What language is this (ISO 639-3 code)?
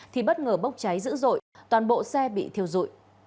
vie